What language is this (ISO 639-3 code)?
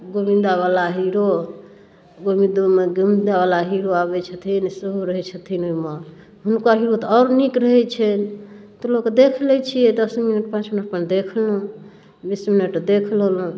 mai